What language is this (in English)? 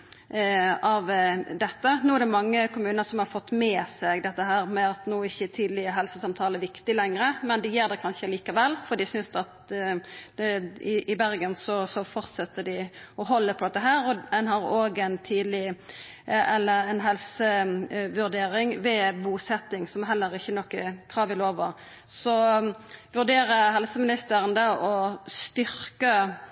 Norwegian Nynorsk